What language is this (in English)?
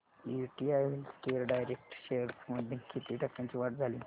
Marathi